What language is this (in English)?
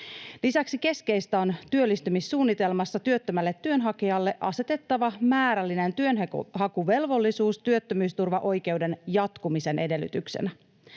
Finnish